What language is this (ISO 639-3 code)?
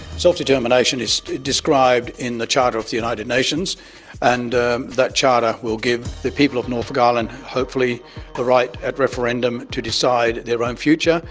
eng